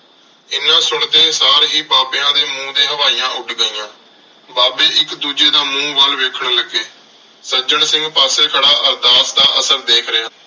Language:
Punjabi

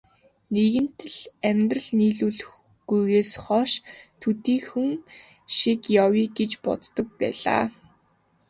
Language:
Mongolian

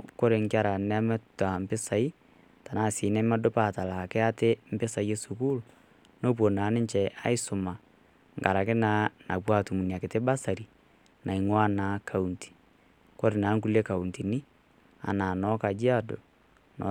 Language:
Masai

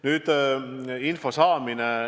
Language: Estonian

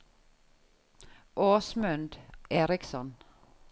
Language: Norwegian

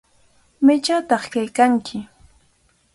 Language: Cajatambo North Lima Quechua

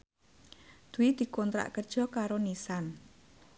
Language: Javanese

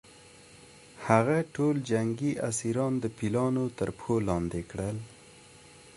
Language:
Pashto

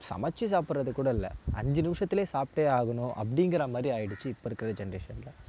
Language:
Tamil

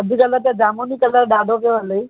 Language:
Sindhi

